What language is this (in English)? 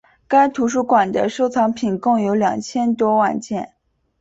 Chinese